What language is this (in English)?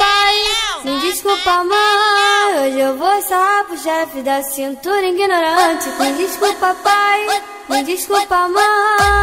Portuguese